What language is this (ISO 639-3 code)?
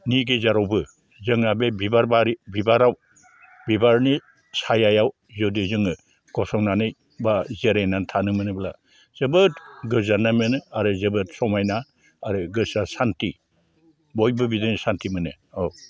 brx